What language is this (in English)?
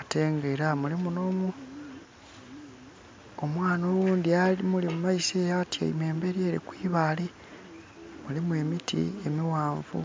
Soga